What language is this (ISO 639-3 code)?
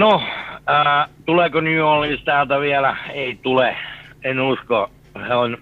fin